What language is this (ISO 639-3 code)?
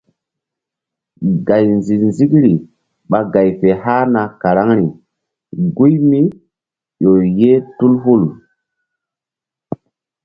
mdd